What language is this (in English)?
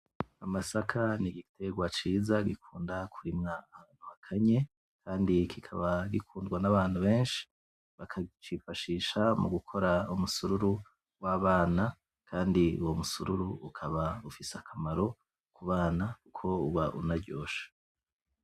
Rundi